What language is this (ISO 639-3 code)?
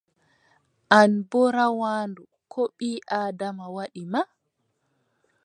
fub